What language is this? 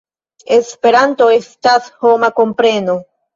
Esperanto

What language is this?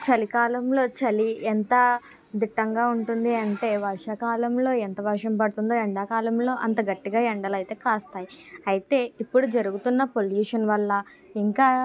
Telugu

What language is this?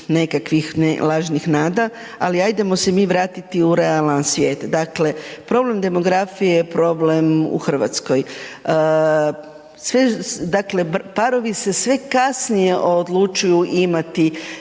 Croatian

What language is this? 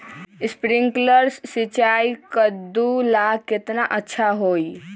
Magahi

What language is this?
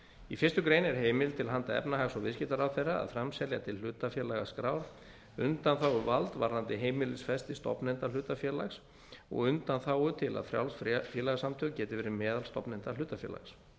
Icelandic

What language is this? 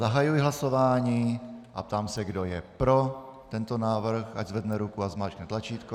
Czech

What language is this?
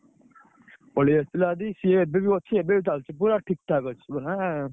Odia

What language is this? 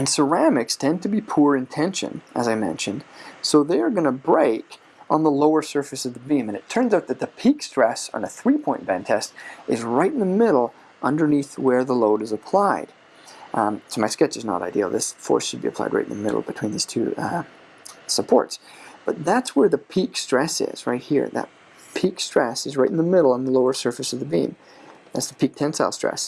English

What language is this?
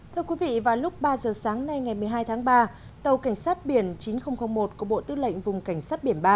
Vietnamese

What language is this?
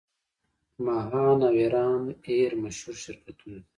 Pashto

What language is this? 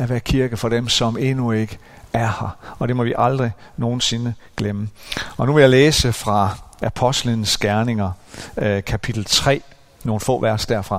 Danish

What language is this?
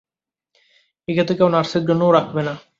Bangla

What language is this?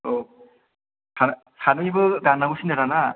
Bodo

